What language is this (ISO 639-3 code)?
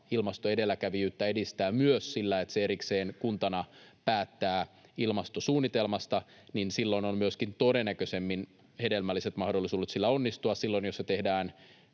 fin